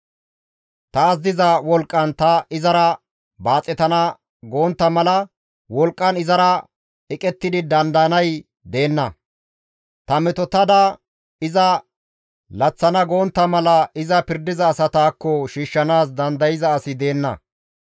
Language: Gamo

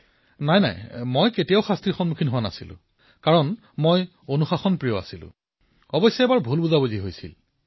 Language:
Assamese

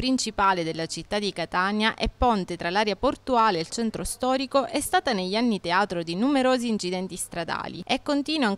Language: Italian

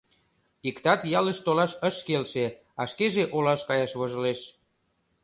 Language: Mari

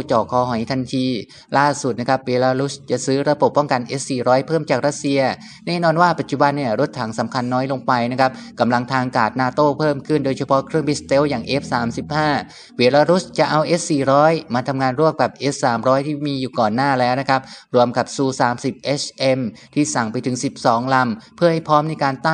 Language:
Thai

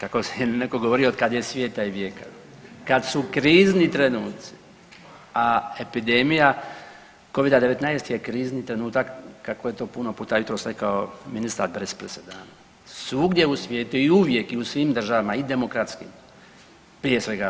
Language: Croatian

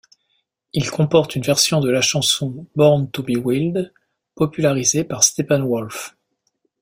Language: French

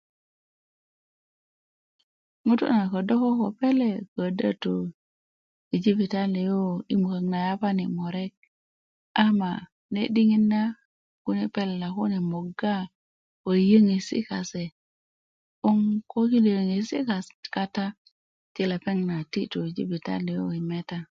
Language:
Kuku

